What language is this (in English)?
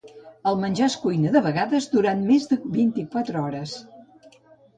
Catalan